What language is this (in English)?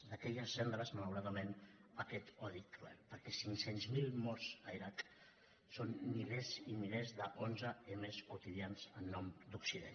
Catalan